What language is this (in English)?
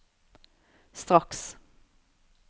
Norwegian